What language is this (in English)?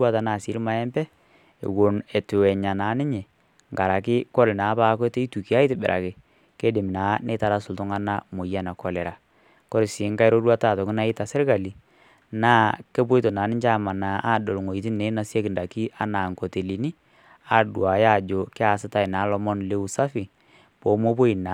Masai